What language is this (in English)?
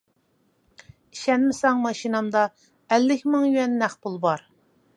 Uyghur